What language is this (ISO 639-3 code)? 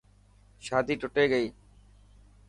mki